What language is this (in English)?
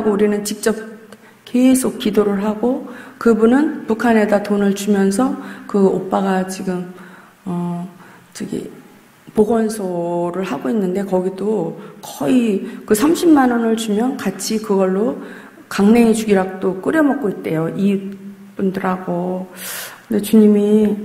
Korean